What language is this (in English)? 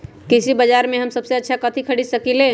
Magahi